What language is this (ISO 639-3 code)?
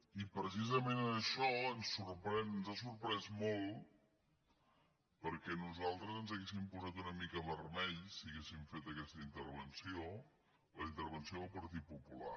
cat